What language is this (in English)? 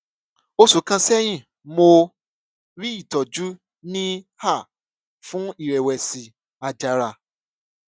Yoruba